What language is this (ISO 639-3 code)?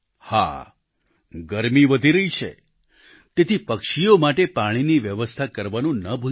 guj